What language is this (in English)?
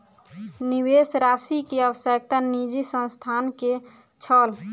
Maithili